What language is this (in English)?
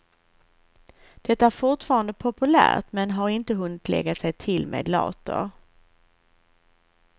Swedish